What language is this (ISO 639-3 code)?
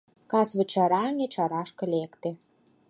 chm